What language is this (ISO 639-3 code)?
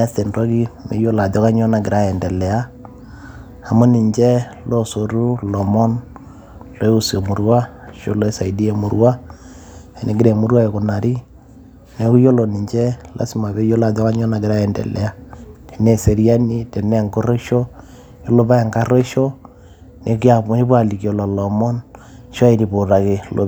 mas